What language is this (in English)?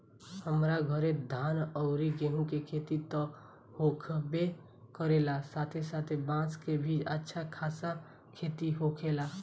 Bhojpuri